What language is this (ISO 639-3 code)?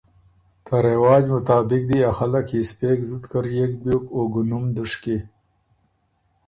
oru